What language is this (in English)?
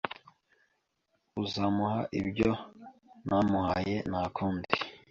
Kinyarwanda